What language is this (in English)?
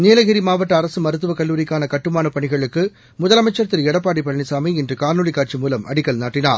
Tamil